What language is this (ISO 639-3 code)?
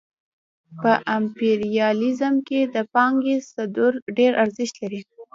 pus